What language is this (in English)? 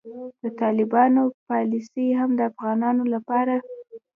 Pashto